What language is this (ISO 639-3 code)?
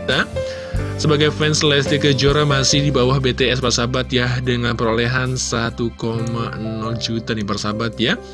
ind